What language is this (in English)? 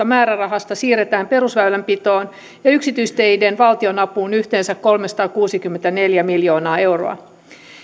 Finnish